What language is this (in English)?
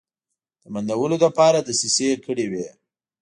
Pashto